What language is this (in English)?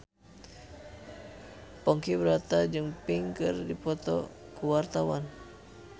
Sundanese